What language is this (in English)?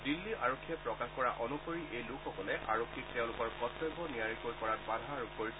Assamese